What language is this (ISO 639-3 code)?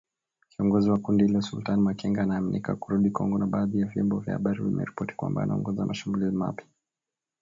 swa